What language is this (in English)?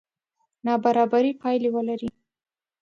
Pashto